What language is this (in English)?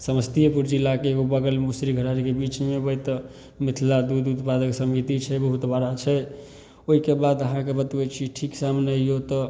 Maithili